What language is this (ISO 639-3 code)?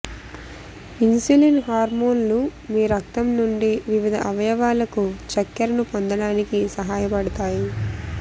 tel